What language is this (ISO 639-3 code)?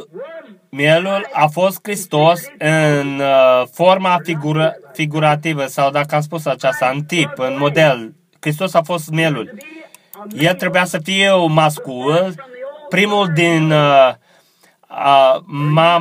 ron